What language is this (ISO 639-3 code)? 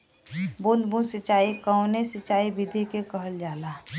bho